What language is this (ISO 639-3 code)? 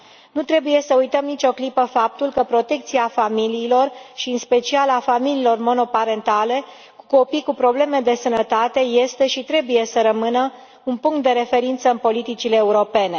ron